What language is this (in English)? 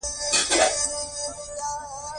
Pashto